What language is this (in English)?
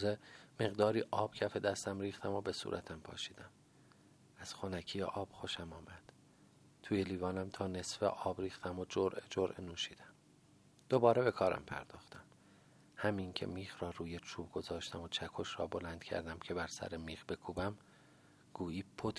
Persian